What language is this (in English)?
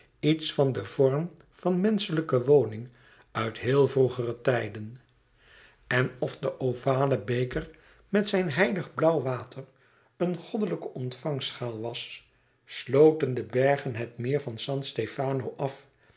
Dutch